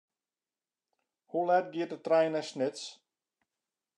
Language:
Western Frisian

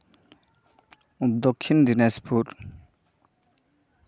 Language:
Santali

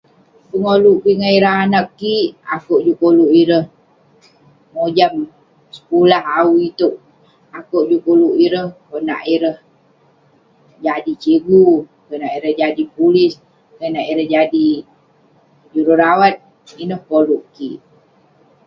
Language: Western Penan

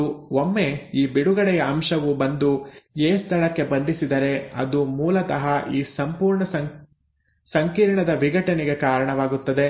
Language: Kannada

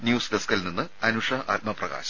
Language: Malayalam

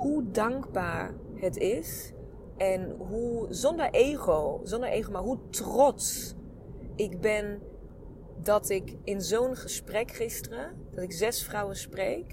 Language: Dutch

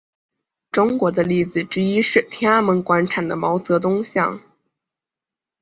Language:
Chinese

